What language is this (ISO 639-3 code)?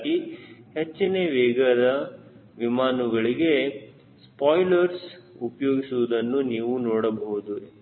kan